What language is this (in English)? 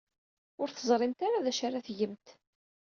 Kabyle